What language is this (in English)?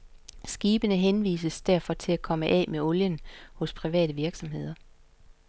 Danish